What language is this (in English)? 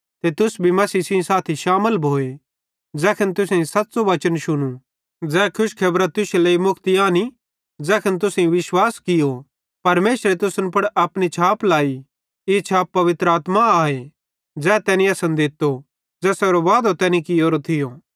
Bhadrawahi